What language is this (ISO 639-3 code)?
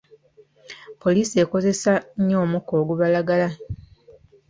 lug